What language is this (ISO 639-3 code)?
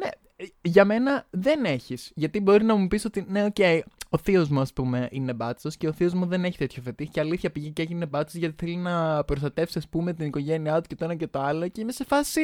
ell